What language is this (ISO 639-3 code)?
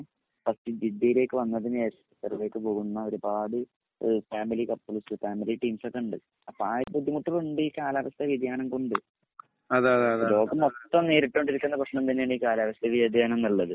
mal